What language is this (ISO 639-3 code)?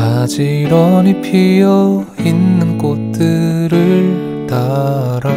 kor